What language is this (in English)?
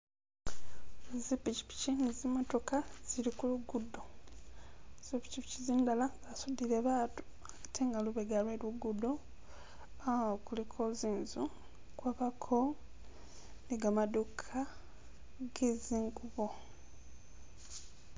Masaaba